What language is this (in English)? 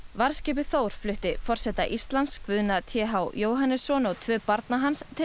Icelandic